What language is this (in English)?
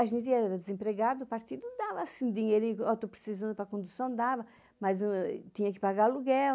Portuguese